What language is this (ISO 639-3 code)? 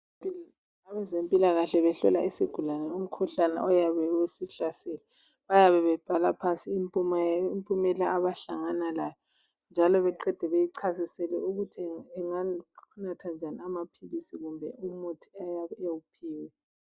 nde